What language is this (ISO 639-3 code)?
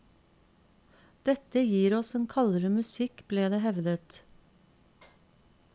nor